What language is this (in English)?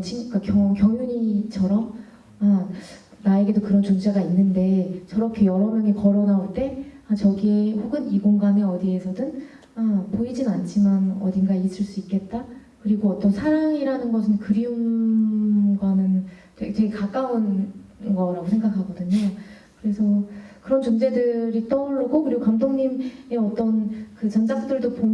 Korean